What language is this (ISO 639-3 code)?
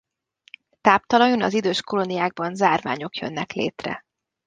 hun